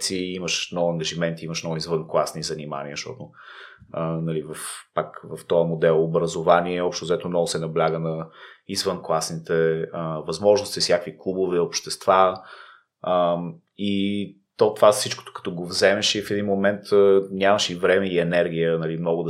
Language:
Bulgarian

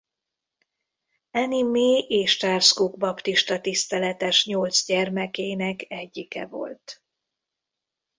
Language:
Hungarian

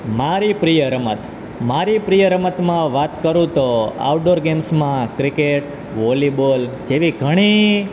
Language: Gujarati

